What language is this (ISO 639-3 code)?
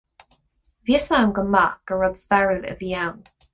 gle